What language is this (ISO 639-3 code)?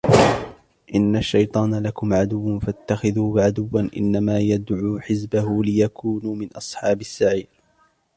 ara